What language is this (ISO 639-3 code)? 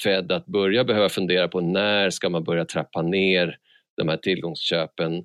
swe